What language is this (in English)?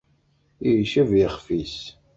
Kabyle